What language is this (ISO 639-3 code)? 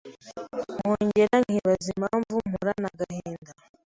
kin